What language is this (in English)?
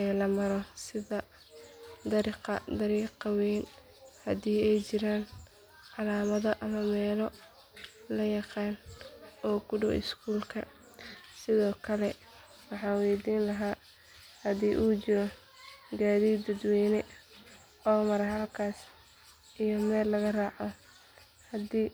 Somali